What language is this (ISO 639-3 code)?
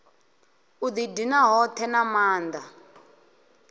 ven